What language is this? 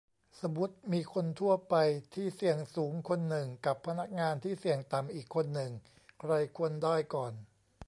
Thai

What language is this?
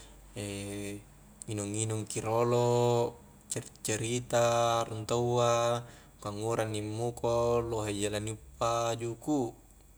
Highland Konjo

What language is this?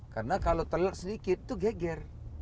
Indonesian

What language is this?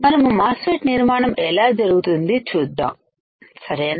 Telugu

